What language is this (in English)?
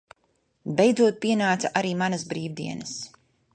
Latvian